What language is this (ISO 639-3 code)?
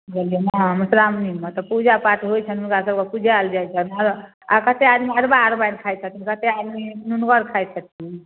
mai